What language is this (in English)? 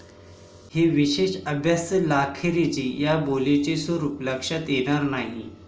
Marathi